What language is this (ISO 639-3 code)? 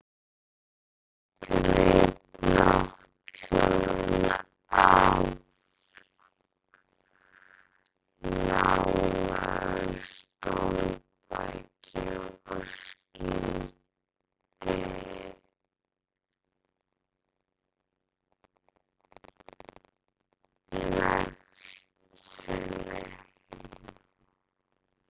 isl